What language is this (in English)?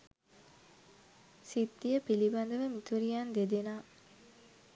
Sinhala